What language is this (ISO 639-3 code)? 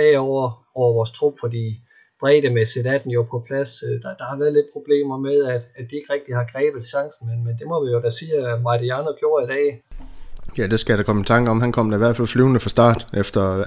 dan